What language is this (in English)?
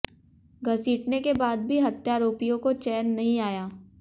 Hindi